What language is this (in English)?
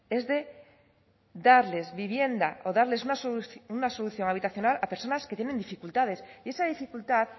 Spanish